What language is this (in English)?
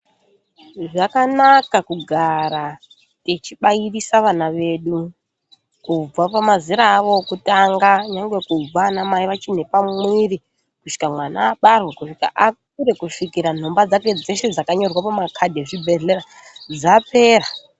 Ndau